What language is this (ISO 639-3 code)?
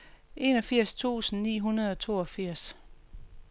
dan